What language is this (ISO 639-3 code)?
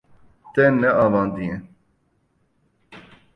kur